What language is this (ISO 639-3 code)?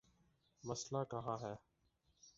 urd